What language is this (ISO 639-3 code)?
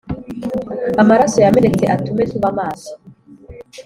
kin